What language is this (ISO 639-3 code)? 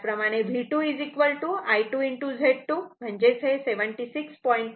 mar